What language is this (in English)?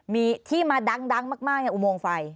Thai